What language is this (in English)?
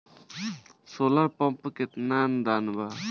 Bhojpuri